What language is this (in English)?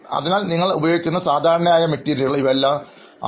Malayalam